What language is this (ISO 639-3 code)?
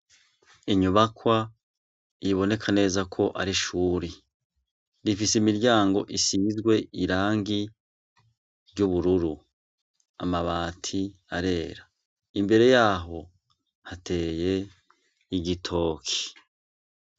run